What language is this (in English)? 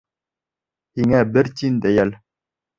Bashkir